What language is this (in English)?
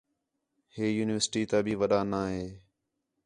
Khetrani